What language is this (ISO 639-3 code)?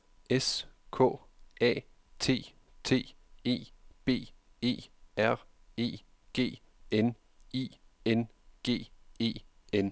dan